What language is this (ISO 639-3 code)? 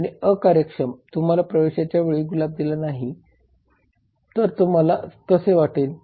mar